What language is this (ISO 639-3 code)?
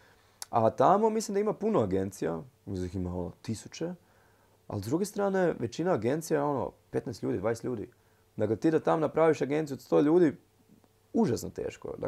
hrv